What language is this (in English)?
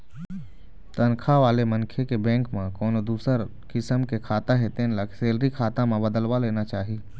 Chhattisgarhi